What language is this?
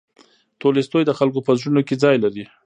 Pashto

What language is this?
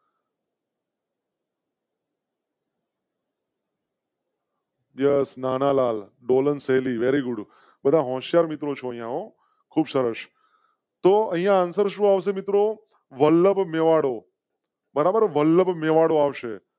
Gujarati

